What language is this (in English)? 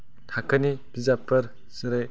Bodo